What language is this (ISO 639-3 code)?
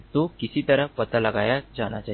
hin